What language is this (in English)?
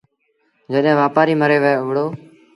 Sindhi Bhil